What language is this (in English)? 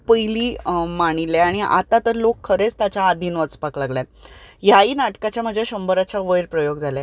Konkani